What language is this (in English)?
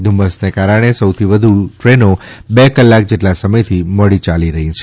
Gujarati